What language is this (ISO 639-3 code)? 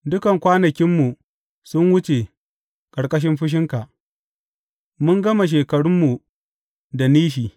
hau